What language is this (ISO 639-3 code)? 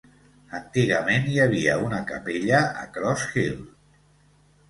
cat